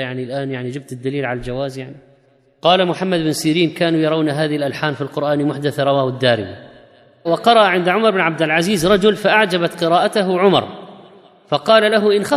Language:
Arabic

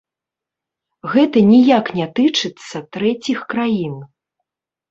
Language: Belarusian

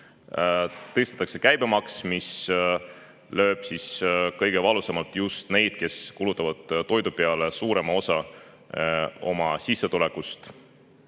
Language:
Estonian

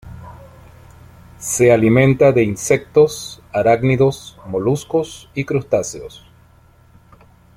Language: Spanish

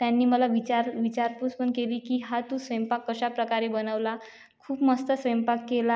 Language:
Marathi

